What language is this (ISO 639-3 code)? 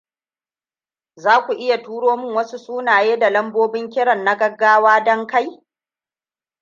hau